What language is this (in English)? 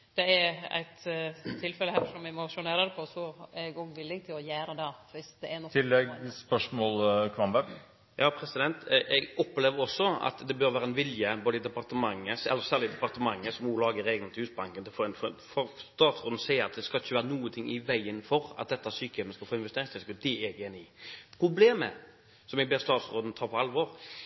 Norwegian